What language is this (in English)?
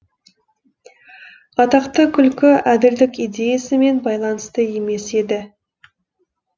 Kazakh